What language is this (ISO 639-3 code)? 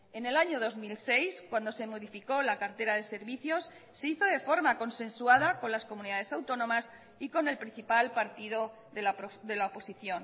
spa